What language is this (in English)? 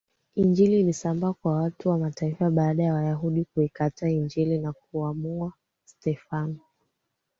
Swahili